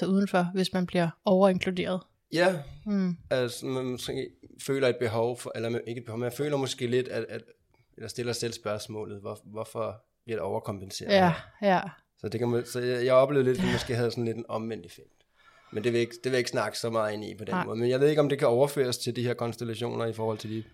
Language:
Danish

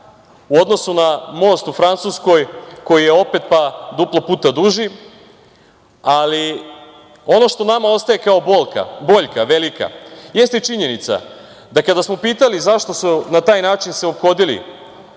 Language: Serbian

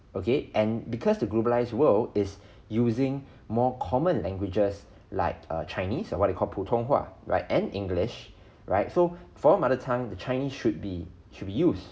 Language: English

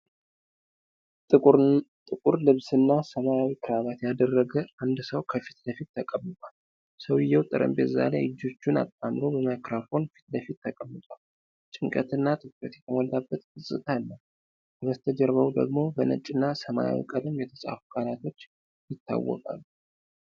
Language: Amharic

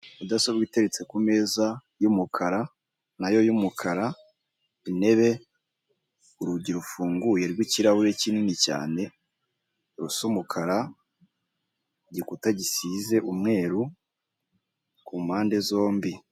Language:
Kinyarwanda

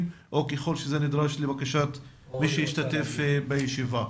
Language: Hebrew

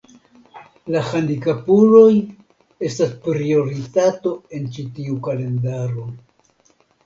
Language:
Esperanto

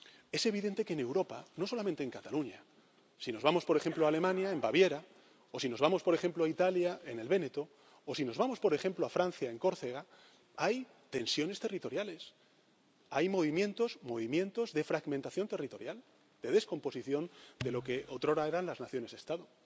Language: Spanish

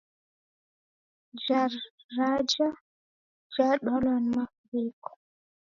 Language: Taita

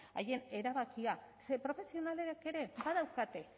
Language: Basque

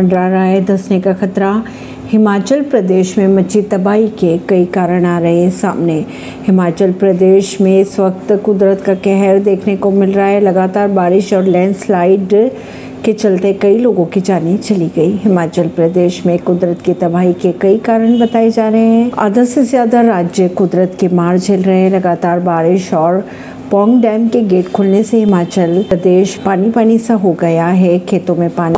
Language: Hindi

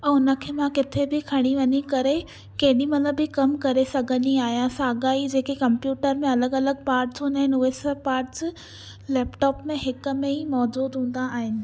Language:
Sindhi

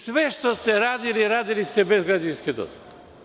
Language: Serbian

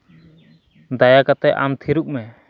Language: Santali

